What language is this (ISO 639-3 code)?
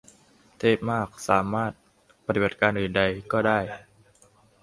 tha